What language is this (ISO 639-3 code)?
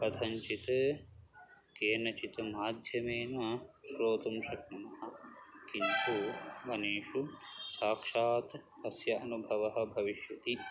san